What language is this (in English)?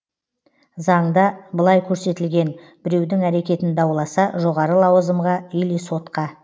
Kazakh